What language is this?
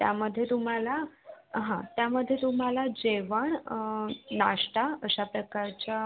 Marathi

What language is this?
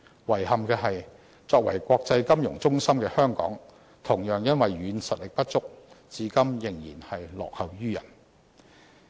Cantonese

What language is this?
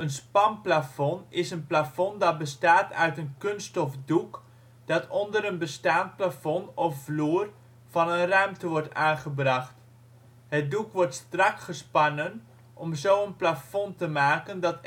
Dutch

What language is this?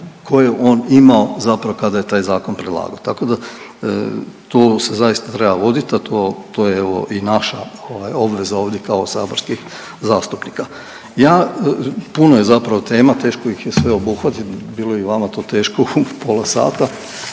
Croatian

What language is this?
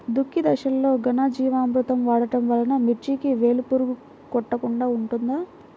Telugu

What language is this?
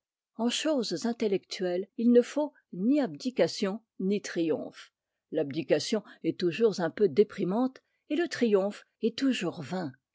French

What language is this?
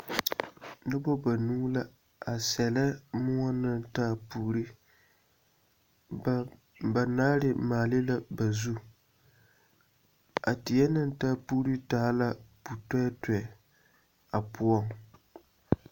Southern Dagaare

